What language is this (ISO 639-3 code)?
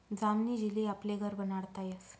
mar